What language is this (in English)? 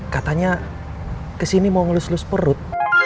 Indonesian